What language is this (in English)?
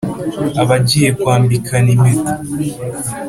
Kinyarwanda